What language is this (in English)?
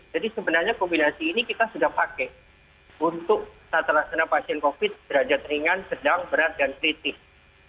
Indonesian